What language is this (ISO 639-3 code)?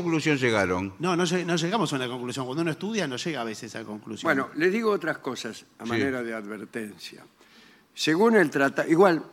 spa